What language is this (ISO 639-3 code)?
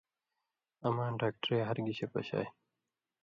mvy